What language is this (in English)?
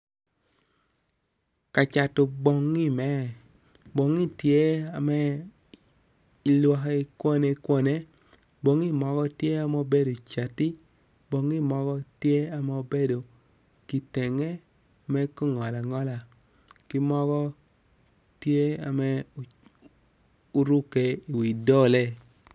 Acoli